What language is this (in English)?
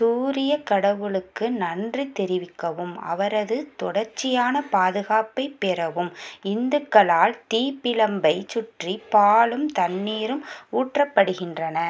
Tamil